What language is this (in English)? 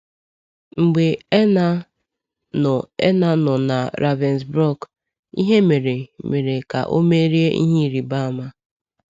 Igbo